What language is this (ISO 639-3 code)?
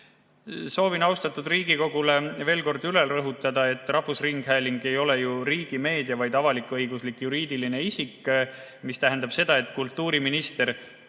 est